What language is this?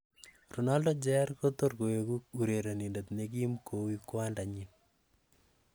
Kalenjin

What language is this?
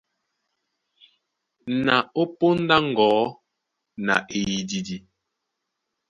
Duala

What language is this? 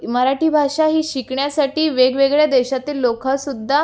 Marathi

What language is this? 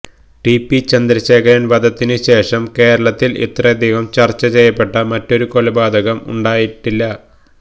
Malayalam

